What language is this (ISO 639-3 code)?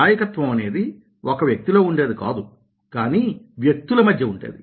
tel